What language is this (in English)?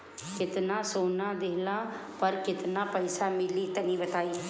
Bhojpuri